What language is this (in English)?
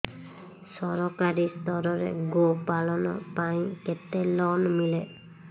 Odia